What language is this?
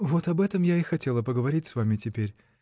Russian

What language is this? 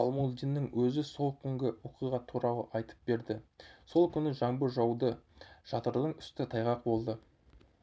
Kazakh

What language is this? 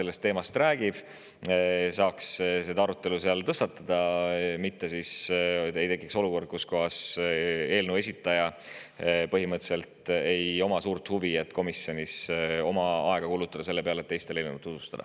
Estonian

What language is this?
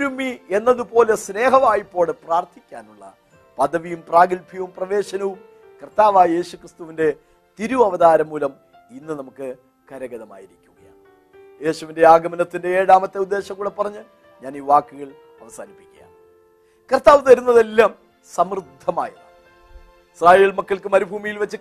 Malayalam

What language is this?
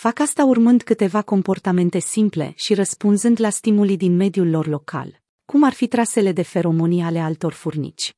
Romanian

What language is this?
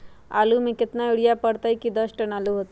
Magahi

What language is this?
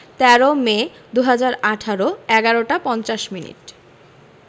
Bangla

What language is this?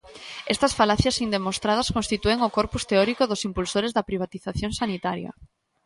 Galician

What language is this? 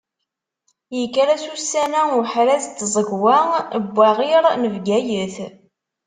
Kabyle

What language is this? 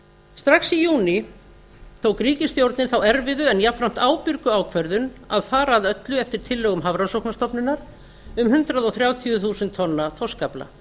Icelandic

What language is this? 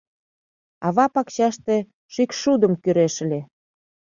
Mari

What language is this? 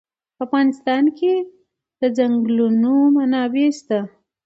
Pashto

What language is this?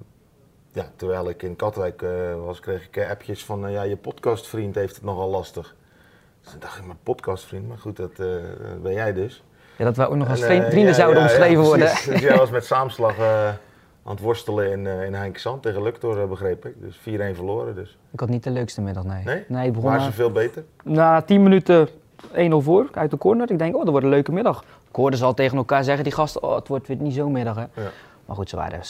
Dutch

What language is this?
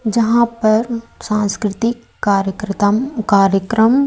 Hindi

